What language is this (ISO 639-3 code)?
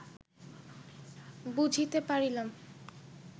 ben